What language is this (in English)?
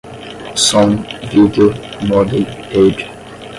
Portuguese